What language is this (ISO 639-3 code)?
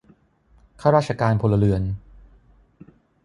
tha